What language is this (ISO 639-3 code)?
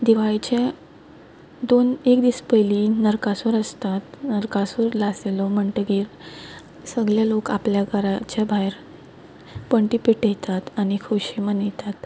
kok